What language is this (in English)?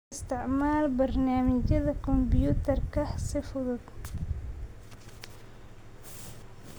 Somali